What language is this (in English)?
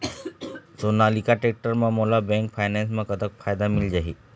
Chhattisgarhi